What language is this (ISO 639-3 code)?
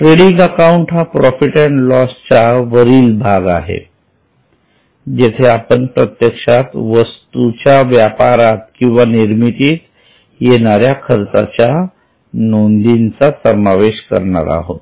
mar